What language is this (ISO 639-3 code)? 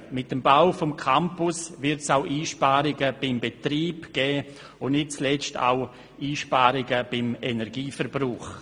gsw